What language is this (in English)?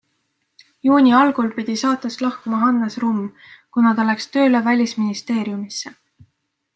Estonian